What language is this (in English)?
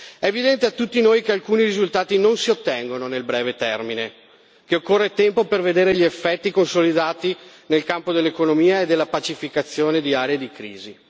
Italian